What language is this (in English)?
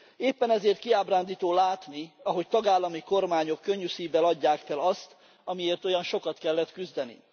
Hungarian